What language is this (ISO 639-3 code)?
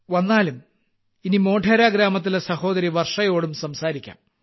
mal